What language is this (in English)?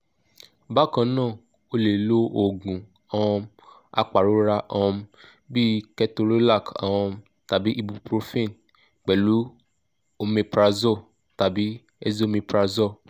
Yoruba